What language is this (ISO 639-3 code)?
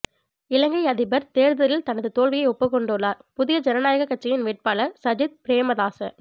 tam